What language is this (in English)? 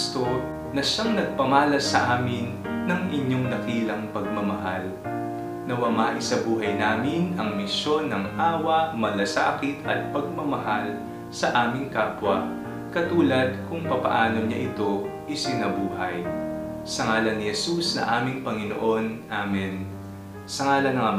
Filipino